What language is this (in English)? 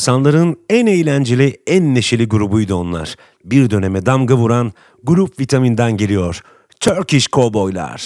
Turkish